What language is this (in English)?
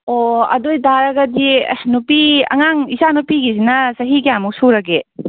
Manipuri